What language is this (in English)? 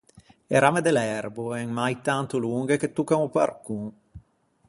Ligurian